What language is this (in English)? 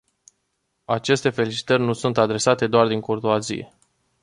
Romanian